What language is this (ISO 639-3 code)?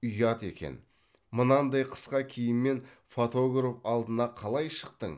kaz